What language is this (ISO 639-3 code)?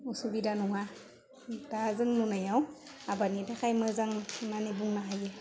brx